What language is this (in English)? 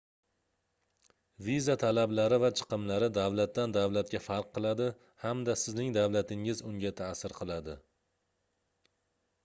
Uzbek